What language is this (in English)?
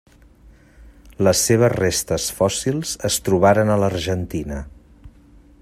Catalan